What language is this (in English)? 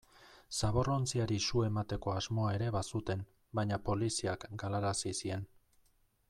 Basque